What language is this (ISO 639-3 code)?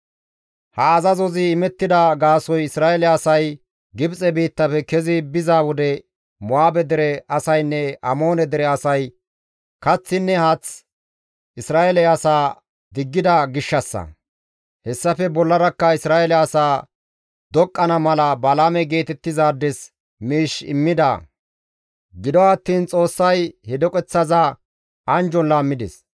gmv